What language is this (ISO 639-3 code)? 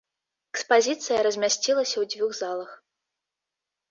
bel